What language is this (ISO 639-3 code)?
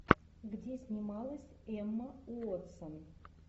rus